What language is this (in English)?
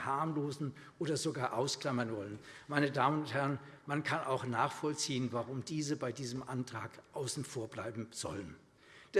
German